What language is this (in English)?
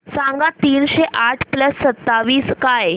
Marathi